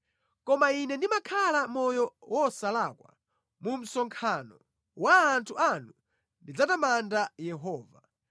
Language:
Nyanja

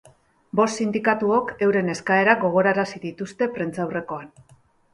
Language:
Basque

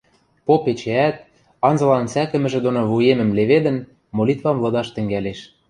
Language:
Western Mari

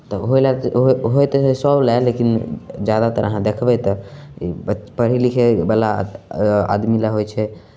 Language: Maithili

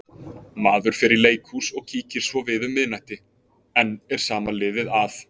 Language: Icelandic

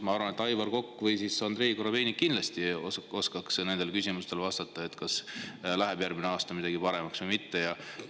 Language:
Estonian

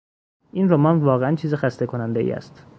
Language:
Persian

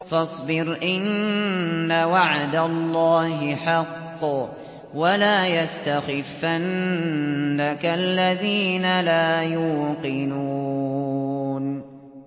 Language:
Arabic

